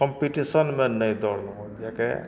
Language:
Maithili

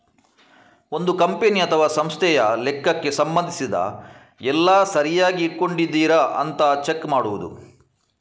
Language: Kannada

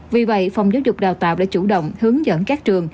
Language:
Vietnamese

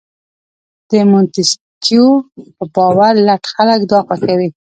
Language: Pashto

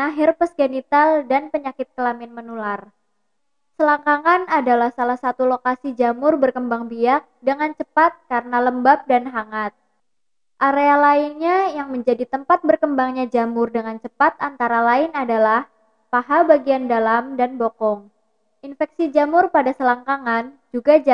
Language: Indonesian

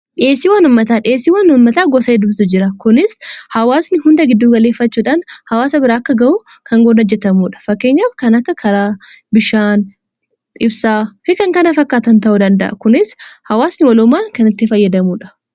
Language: Oromo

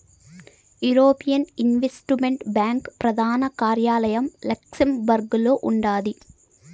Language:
Telugu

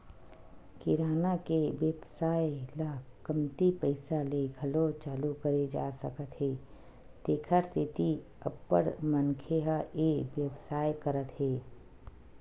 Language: Chhattisgarhi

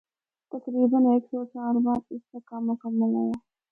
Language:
Northern Hindko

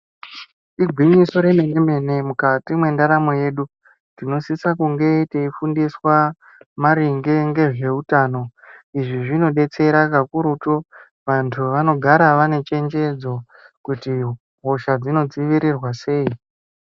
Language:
Ndau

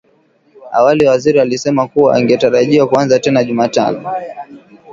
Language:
Swahili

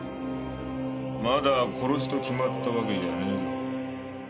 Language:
Japanese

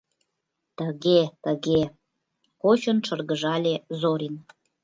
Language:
Mari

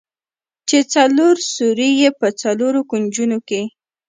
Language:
Pashto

